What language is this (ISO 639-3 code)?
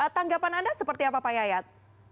ind